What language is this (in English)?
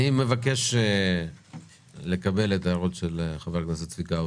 Hebrew